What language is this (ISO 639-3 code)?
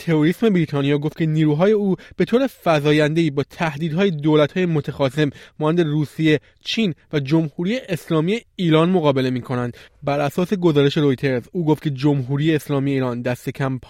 fas